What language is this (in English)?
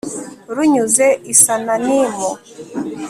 Kinyarwanda